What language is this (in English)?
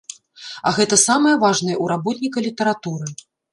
Belarusian